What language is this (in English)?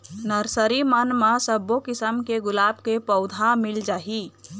Chhattisgarhi